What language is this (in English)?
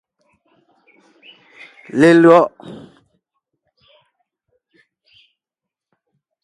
Ngiemboon